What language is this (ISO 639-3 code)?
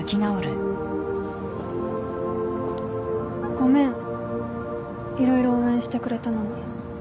jpn